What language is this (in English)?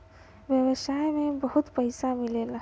Bhojpuri